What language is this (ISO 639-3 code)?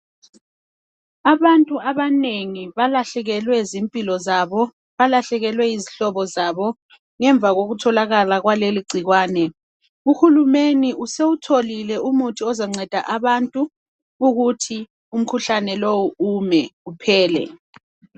nde